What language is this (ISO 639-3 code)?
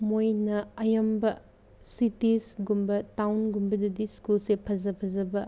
mni